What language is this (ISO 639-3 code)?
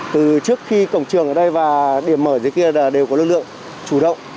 vie